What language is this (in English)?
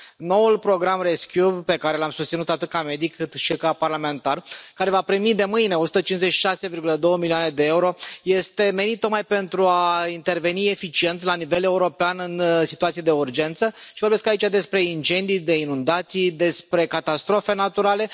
Romanian